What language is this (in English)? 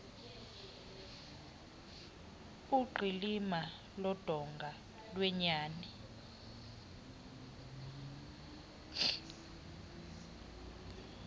Xhosa